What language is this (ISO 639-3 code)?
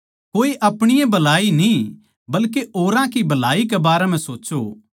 bgc